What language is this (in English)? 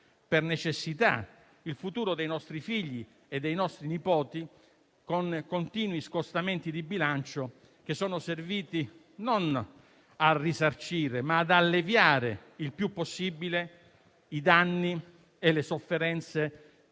Italian